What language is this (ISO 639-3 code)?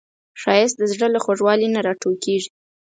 pus